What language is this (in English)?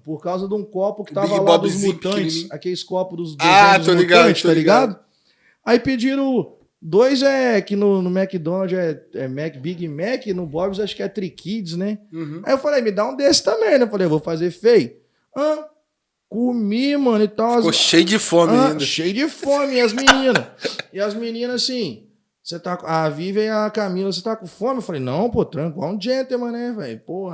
Portuguese